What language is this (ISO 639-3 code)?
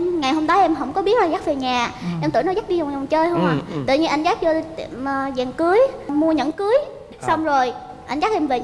vie